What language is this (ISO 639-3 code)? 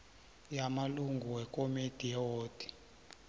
nbl